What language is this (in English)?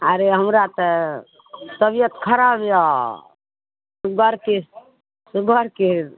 Maithili